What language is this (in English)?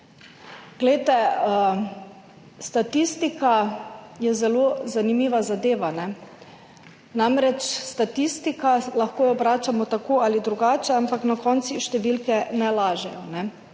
Slovenian